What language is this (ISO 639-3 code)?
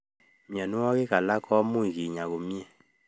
kln